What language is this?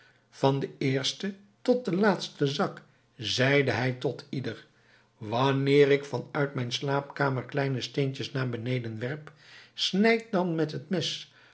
Dutch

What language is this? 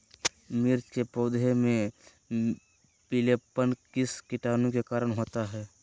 Magahi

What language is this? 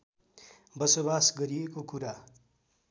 Nepali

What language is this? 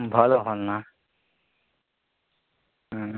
Odia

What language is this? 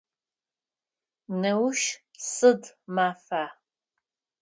Adyghe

